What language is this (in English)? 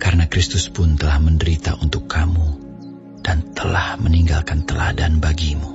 Indonesian